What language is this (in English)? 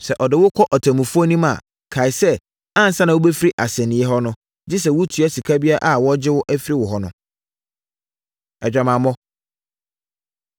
Akan